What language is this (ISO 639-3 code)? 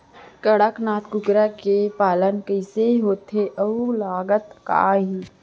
hne